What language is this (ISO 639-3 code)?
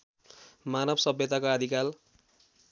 nep